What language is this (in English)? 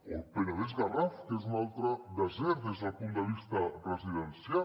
Catalan